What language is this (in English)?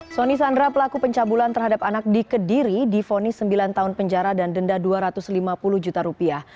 Indonesian